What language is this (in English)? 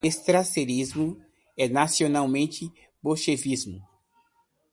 Portuguese